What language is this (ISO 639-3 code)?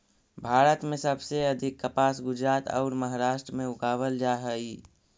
mag